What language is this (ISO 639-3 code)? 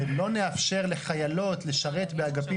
heb